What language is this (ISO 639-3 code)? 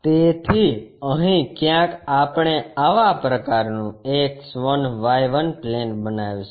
guj